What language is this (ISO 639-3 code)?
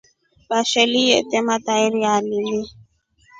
rof